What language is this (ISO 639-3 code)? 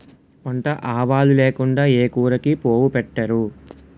tel